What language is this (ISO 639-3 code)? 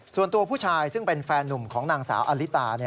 tha